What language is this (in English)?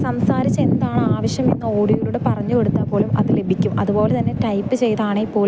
Malayalam